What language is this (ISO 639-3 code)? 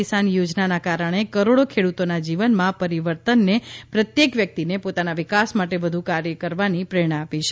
guj